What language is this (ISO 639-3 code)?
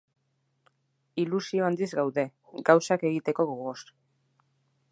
eus